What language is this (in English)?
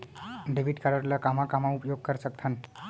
Chhattisgarhi